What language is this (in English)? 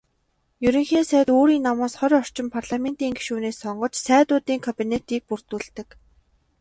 Mongolian